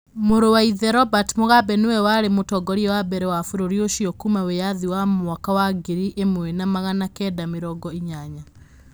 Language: Kikuyu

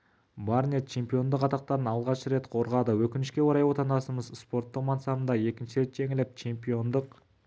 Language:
Kazakh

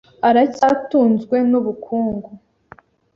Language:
Kinyarwanda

